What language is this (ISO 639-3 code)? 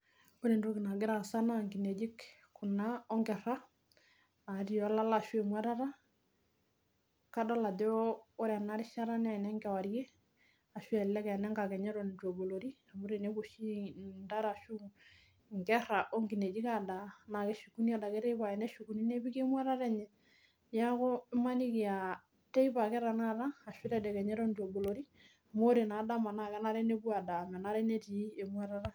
mas